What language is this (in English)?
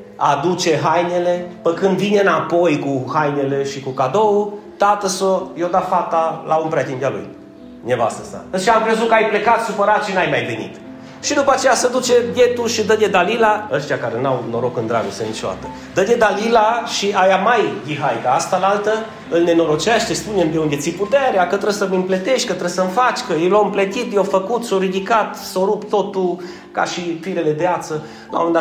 Romanian